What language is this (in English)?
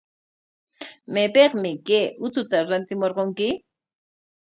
Corongo Ancash Quechua